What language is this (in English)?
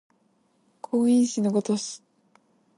Japanese